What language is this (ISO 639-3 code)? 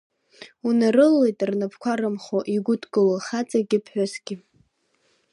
abk